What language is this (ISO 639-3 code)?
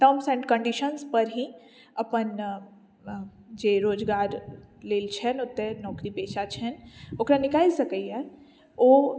mai